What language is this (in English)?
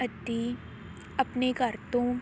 Punjabi